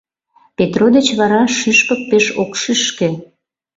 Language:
Mari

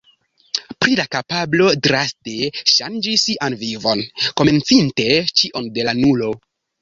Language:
Esperanto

